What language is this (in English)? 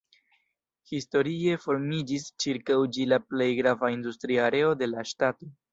Esperanto